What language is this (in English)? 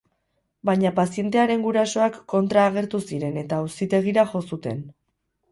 Basque